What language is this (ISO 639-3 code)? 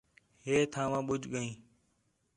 xhe